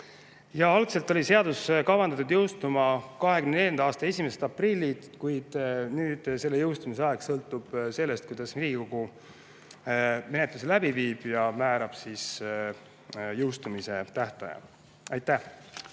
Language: Estonian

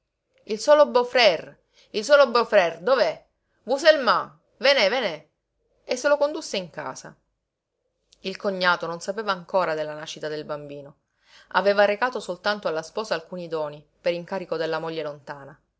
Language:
Italian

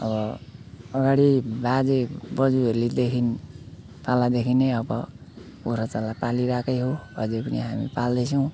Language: Nepali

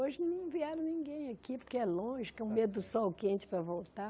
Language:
Portuguese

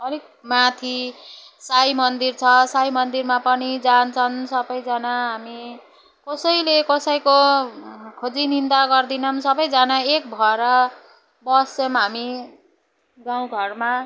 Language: Nepali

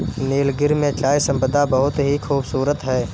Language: Hindi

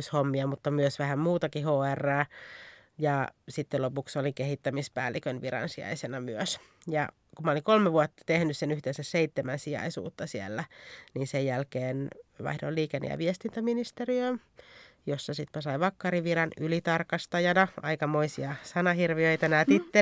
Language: Finnish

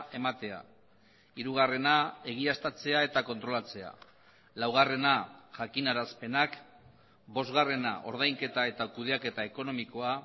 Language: Basque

